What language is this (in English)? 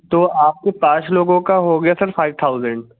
Urdu